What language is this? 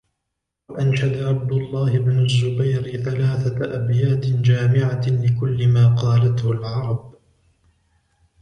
Arabic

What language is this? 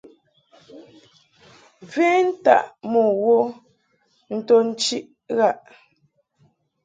Mungaka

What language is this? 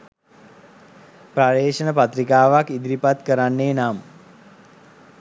Sinhala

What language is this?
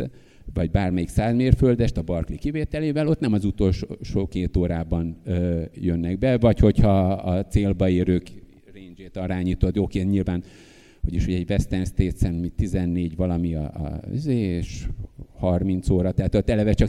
Hungarian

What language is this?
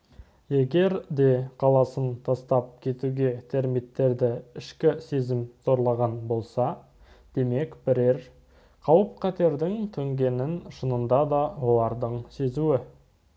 Kazakh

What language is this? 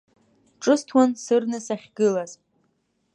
Abkhazian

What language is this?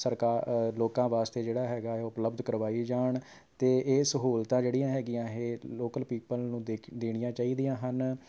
Punjabi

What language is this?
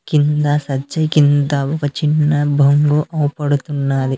Telugu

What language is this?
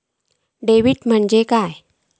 Marathi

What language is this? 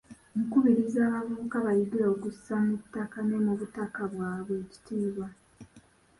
Ganda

